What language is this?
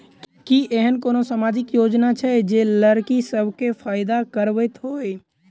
Maithili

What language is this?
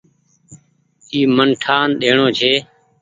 Goaria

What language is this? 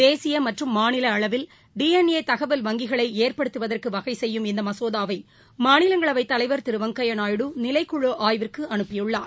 Tamil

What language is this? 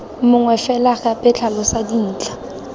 Tswana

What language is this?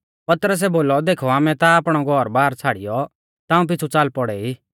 Mahasu Pahari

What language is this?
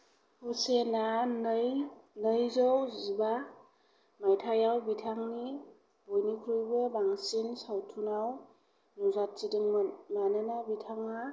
Bodo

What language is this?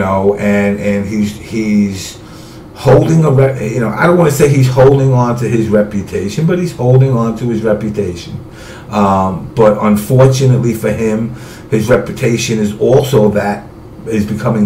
English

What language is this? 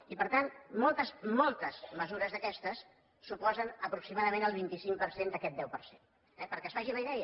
Catalan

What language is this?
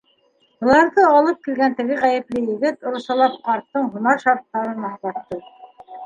Bashkir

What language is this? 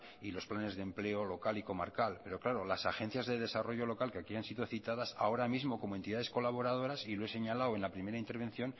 Spanish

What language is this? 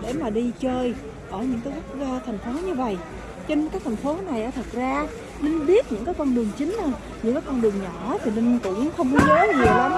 Vietnamese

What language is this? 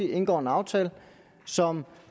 Danish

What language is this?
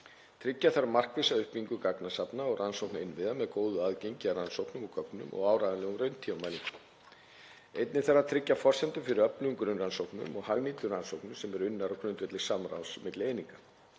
Icelandic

